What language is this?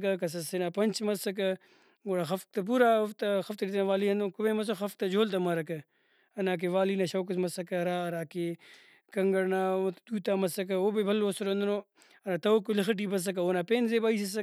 Brahui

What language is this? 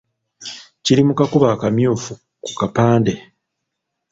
Ganda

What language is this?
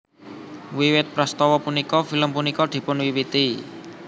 Javanese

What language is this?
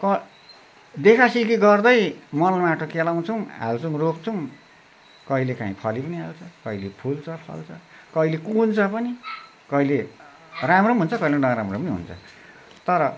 Nepali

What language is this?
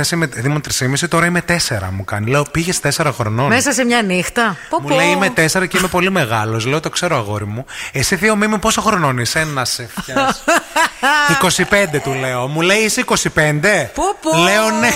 Greek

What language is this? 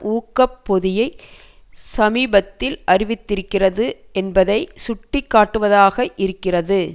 Tamil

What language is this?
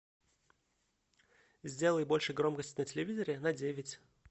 Russian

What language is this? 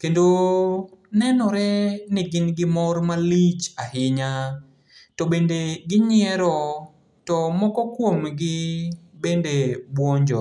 Luo (Kenya and Tanzania)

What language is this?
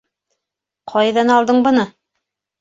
Bashkir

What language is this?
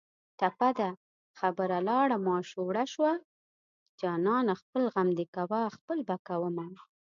Pashto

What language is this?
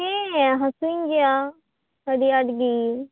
Santali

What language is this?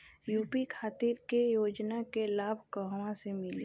Bhojpuri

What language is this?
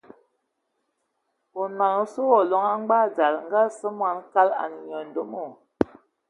Ewondo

